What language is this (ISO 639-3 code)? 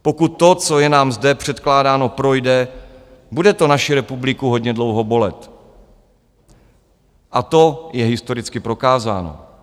ces